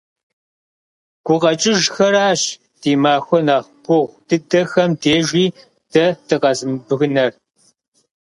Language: Kabardian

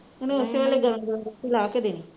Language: Punjabi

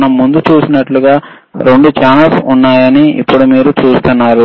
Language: Telugu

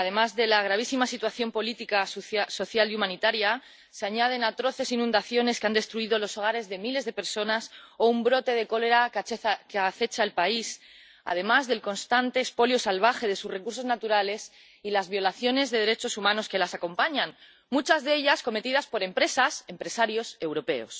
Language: Spanish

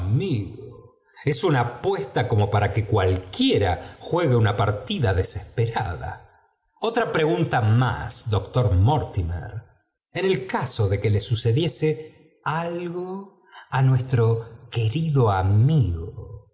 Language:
Spanish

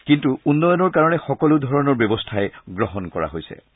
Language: Assamese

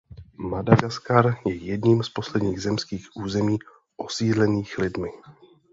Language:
Czech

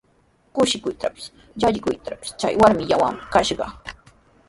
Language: Sihuas Ancash Quechua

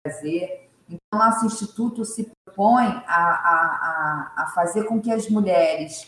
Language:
Portuguese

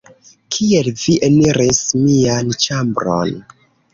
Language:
Esperanto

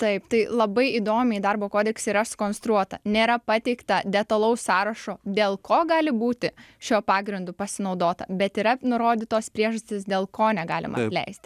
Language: Lithuanian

